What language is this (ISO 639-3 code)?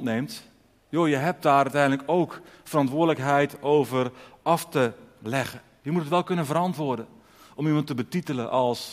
nld